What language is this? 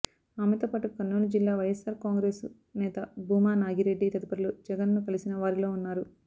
Telugu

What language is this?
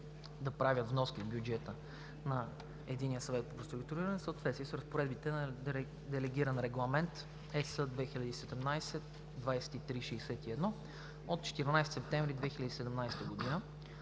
Bulgarian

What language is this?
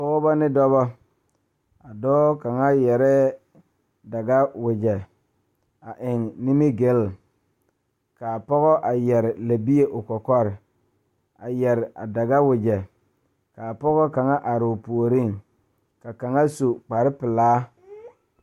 Southern Dagaare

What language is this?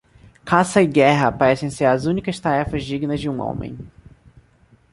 Portuguese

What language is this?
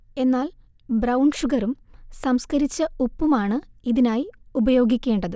Malayalam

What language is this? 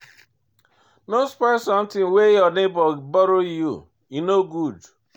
Nigerian Pidgin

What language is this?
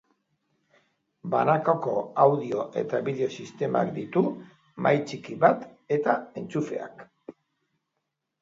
Basque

